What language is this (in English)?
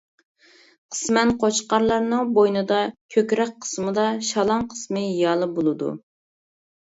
Uyghur